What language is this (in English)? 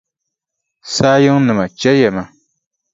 Dagbani